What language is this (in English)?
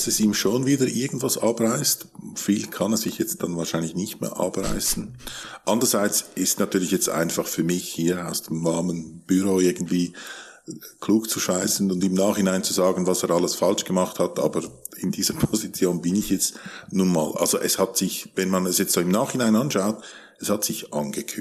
German